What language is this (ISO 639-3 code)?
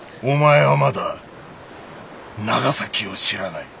jpn